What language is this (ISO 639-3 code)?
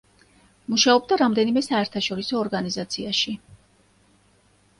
kat